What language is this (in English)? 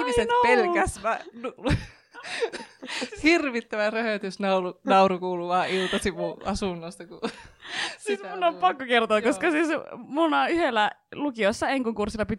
Finnish